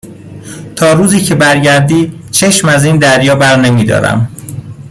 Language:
Persian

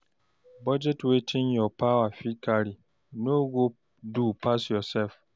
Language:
Nigerian Pidgin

